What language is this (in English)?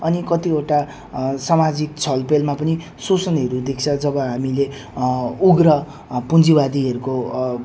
Nepali